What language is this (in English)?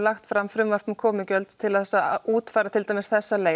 Icelandic